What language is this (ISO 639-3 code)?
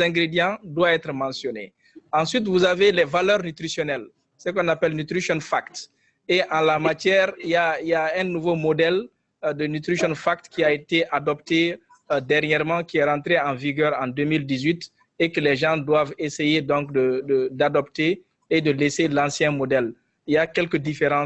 fra